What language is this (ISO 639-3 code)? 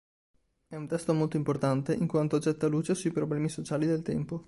ita